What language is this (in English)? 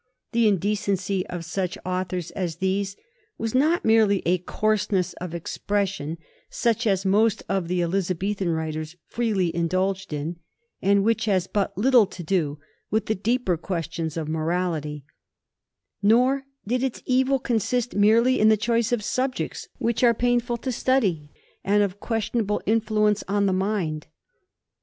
English